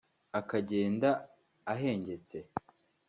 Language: Kinyarwanda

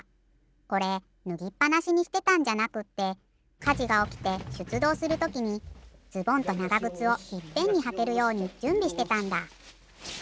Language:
Japanese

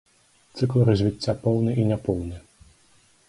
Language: Belarusian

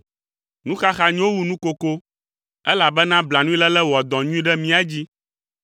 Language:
Ewe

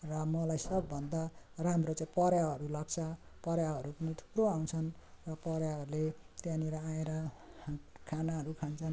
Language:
Nepali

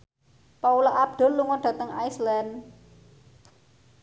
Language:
Javanese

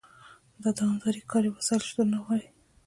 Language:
Pashto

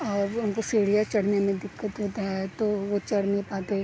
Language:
Urdu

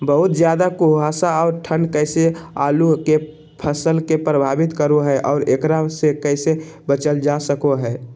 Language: Magahi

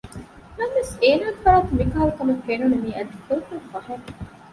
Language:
Divehi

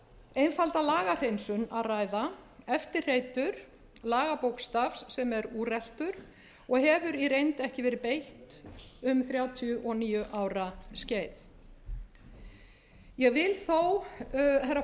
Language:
Icelandic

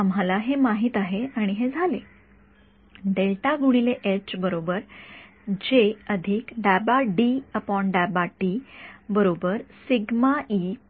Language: Marathi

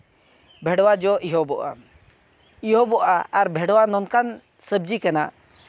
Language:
Santali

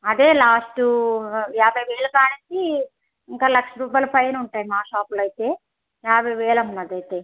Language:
Telugu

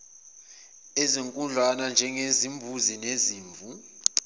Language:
Zulu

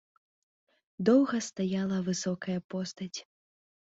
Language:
Belarusian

